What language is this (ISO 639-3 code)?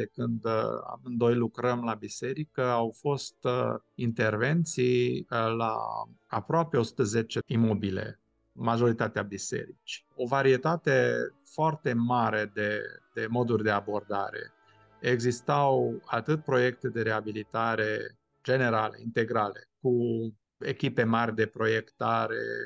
ron